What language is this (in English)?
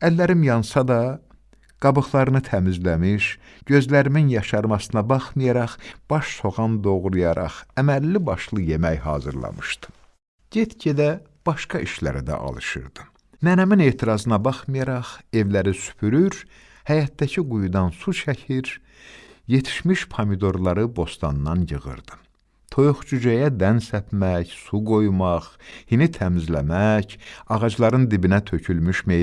Turkish